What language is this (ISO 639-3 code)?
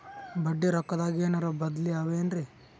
kan